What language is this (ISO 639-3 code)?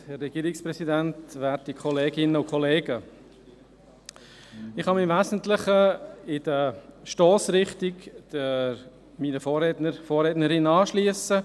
gsw